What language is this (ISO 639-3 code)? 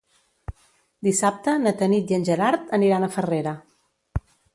cat